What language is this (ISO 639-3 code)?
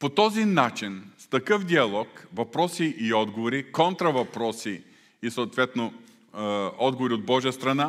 bul